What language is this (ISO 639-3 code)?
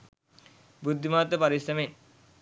sin